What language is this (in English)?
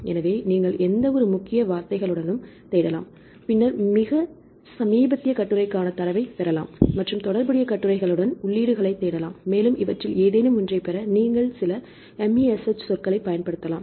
Tamil